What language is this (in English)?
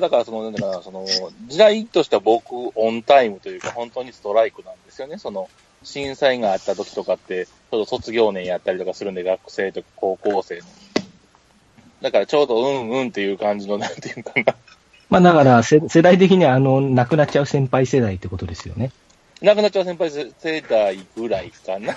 Japanese